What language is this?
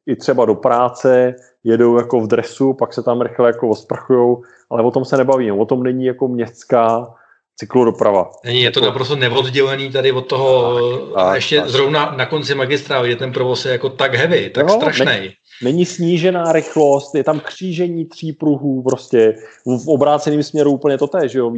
Czech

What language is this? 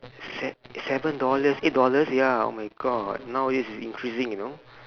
English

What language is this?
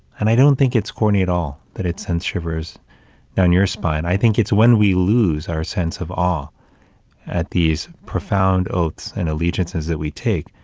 English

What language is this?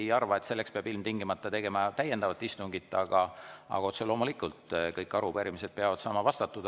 Estonian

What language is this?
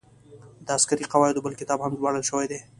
Pashto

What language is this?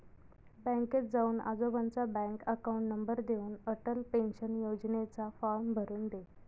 Marathi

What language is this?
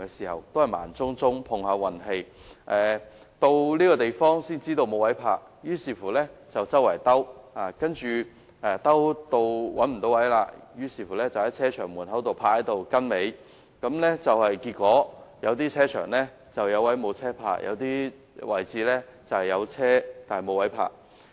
Cantonese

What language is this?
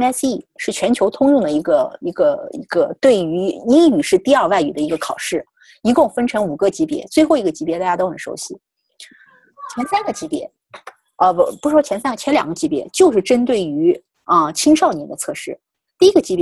Chinese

